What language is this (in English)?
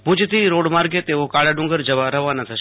Gujarati